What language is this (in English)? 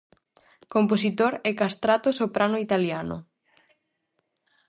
Galician